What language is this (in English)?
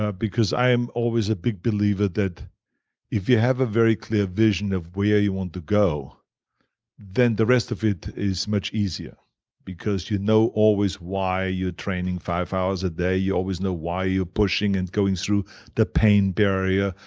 English